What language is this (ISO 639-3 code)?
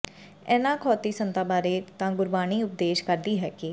pan